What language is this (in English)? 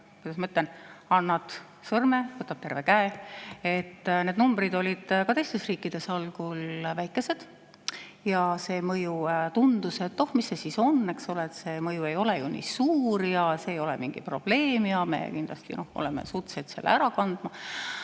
Estonian